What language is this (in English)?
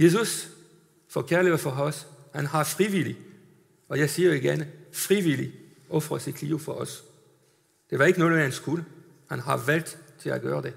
Danish